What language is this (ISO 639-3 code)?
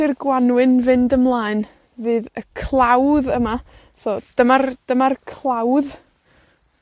cym